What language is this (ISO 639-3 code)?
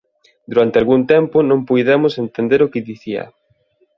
glg